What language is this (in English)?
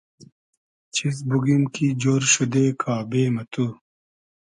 Hazaragi